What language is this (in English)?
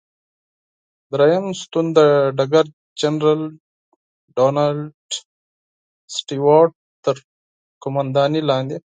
Pashto